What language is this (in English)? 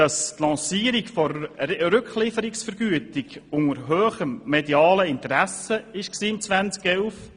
Swiss German